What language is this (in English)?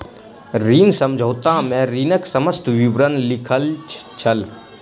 Maithili